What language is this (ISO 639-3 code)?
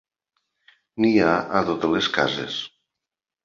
cat